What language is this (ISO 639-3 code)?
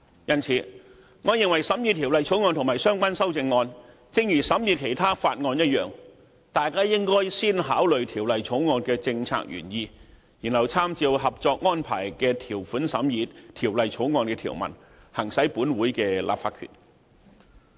yue